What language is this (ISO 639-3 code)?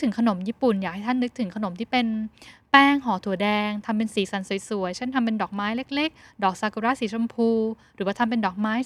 tha